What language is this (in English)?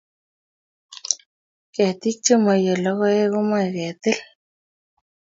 Kalenjin